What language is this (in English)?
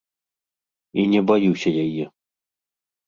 Belarusian